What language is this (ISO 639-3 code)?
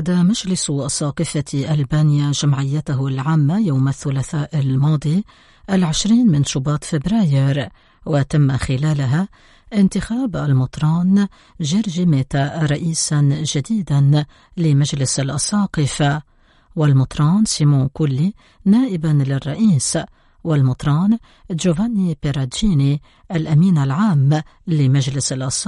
ara